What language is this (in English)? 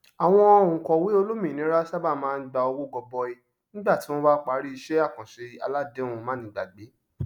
Yoruba